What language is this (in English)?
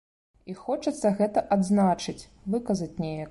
Belarusian